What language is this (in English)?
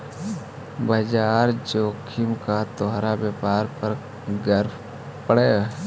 Magahi